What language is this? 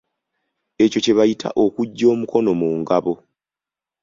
Ganda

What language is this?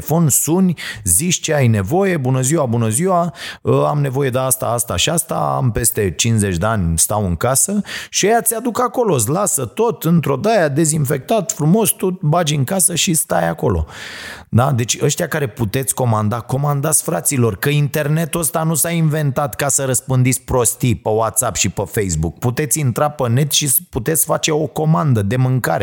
Romanian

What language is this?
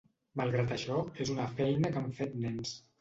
Catalan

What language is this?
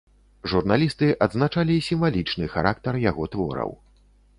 Belarusian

